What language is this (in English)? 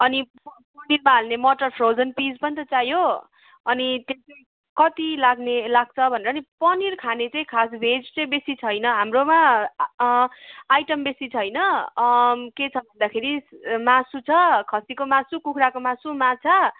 Nepali